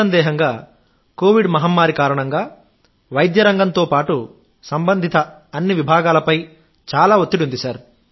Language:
Telugu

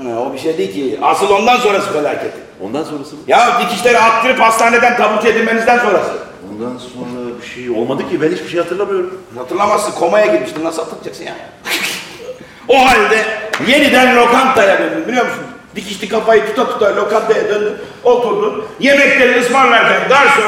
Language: Turkish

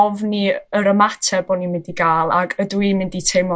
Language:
Welsh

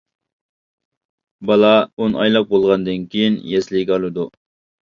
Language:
Uyghur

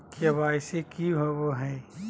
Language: Magahi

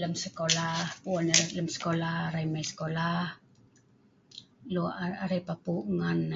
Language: Sa'ban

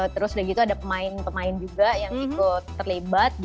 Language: Indonesian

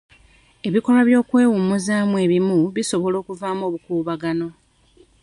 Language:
Ganda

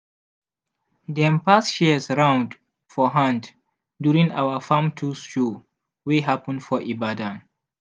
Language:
Nigerian Pidgin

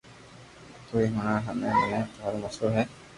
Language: Loarki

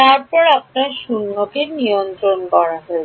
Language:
Bangla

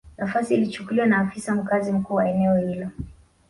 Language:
Swahili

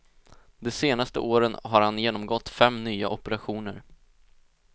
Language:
Swedish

